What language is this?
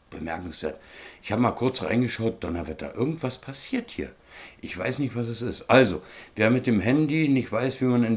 German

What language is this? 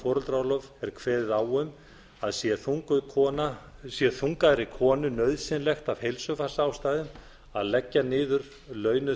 Icelandic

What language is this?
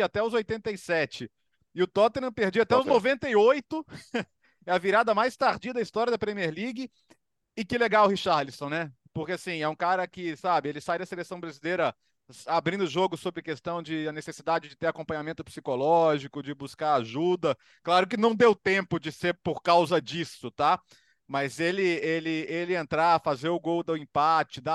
Portuguese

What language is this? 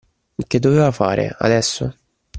Italian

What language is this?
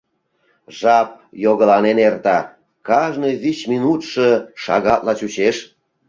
Mari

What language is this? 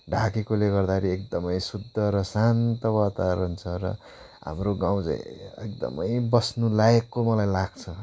Nepali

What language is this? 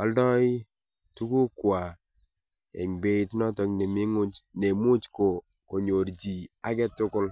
Kalenjin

